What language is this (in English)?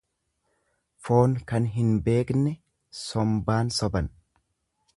Oromo